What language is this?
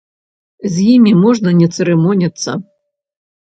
Belarusian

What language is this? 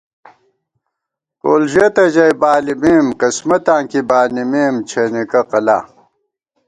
Gawar-Bati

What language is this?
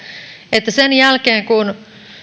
Finnish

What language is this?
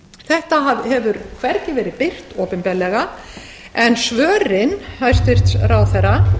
Icelandic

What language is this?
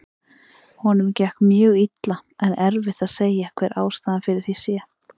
Icelandic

